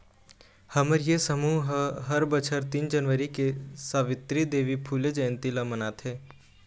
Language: Chhattisgarhi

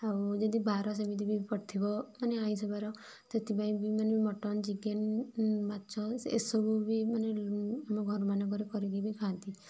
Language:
Odia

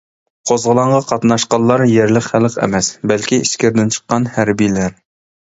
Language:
Uyghur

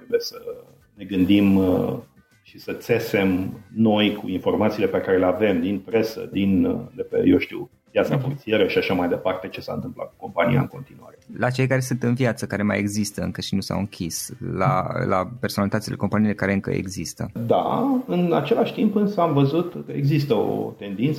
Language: Romanian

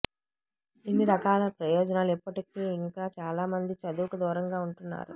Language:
Telugu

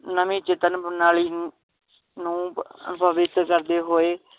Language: Punjabi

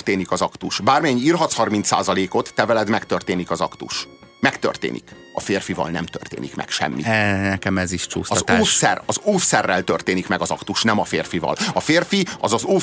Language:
Hungarian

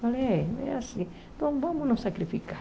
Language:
Portuguese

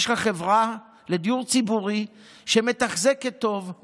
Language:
Hebrew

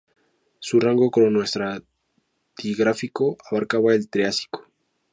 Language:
Spanish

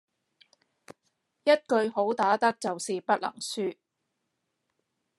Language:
Cantonese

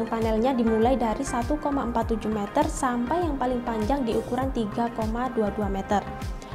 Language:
Indonesian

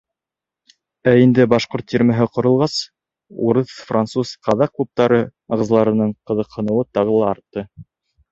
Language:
Bashkir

